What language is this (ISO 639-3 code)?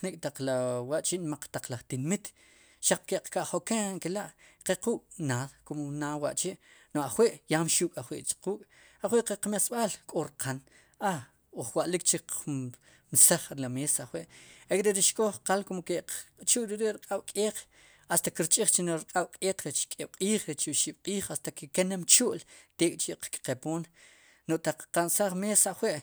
qum